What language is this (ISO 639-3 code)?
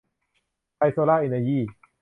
tha